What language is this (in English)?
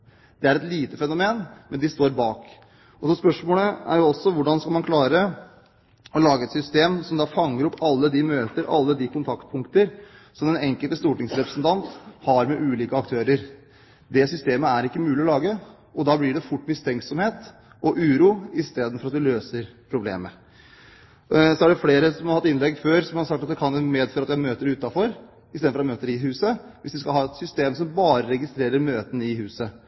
Norwegian Bokmål